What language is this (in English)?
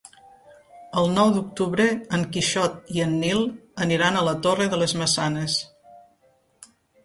Catalan